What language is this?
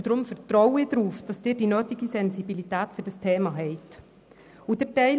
Swiss German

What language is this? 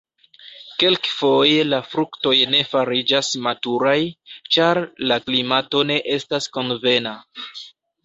Esperanto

